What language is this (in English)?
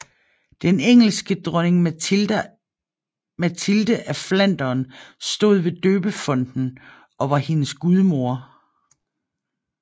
Danish